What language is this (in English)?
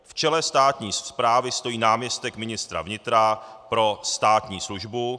Czech